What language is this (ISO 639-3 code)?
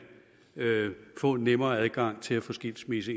dan